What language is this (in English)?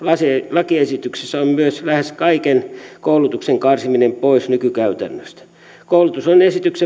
Finnish